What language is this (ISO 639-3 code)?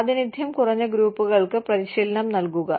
mal